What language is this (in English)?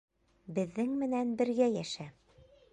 Bashkir